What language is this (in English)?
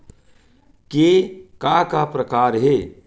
Chhattisgarhi